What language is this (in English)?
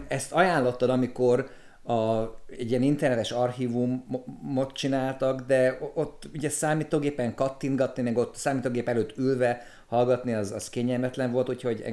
Hungarian